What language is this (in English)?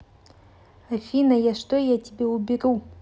Russian